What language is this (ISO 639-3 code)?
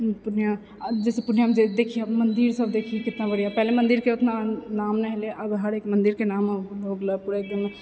mai